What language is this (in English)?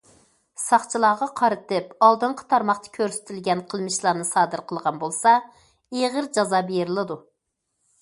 Uyghur